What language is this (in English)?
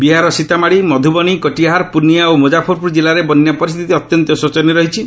Odia